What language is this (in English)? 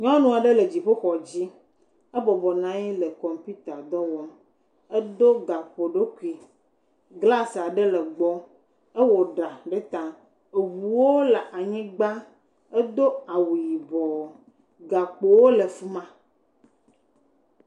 Ewe